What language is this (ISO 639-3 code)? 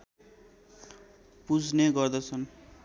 nep